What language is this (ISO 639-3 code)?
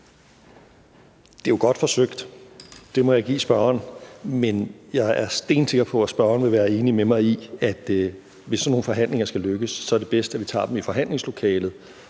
dan